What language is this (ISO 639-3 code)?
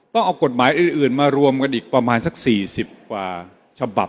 tha